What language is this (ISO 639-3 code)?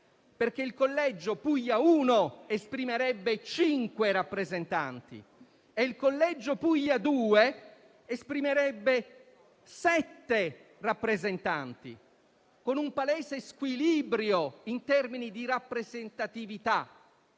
ita